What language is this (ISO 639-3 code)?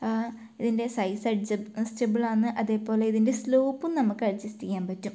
mal